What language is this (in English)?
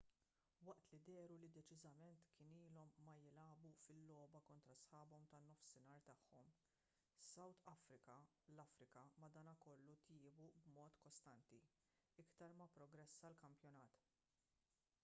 Maltese